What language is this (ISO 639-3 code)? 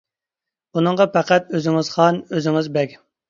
uig